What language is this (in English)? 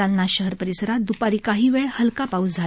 Marathi